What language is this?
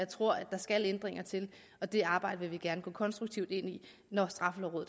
Danish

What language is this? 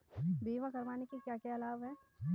Hindi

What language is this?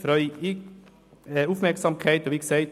Swiss German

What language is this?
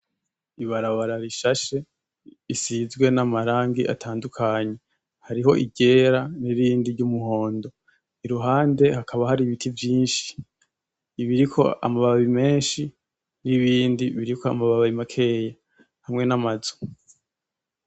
Rundi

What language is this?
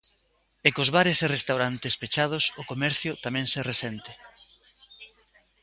Galician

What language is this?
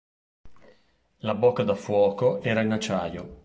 Italian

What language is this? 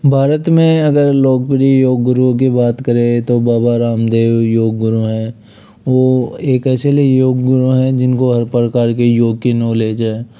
Hindi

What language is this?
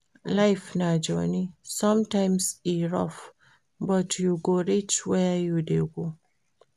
Nigerian Pidgin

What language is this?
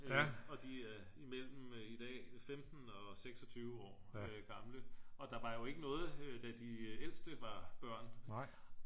Danish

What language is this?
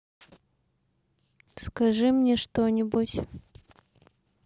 Russian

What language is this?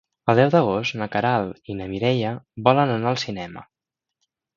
Catalan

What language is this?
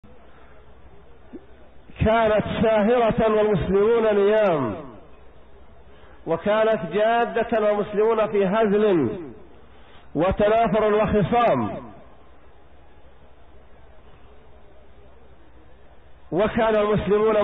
Arabic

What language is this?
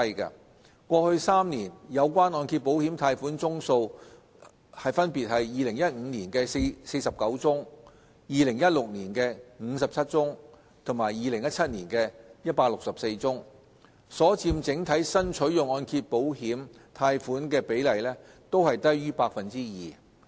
Cantonese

